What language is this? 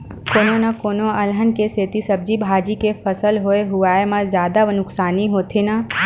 Chhattisgarhi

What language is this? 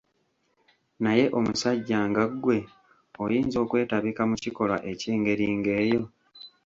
Ganda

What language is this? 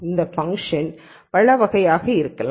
Tamil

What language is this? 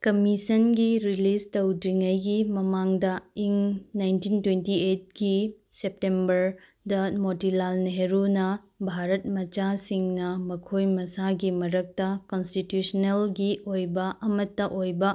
Manipuri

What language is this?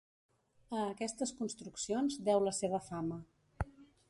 Catalan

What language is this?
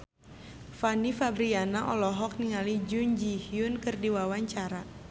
Sundanese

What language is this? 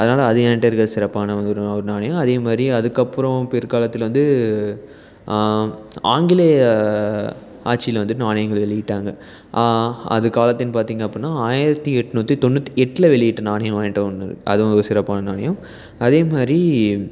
Tamil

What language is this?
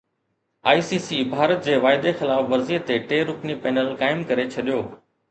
Sindhi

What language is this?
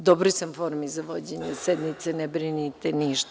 Serbian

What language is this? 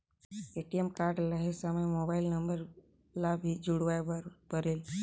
Chhattisgarhi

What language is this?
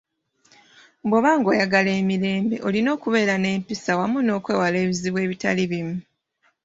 Ganda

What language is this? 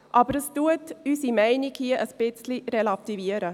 Swiss German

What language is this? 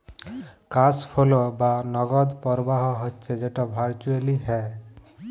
Bangla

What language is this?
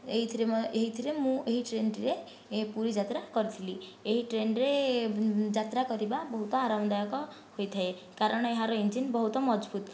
Odia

